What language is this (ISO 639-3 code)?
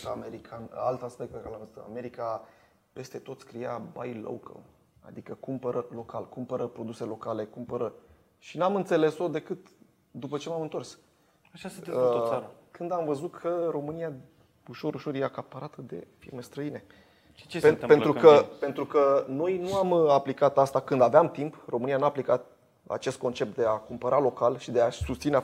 ron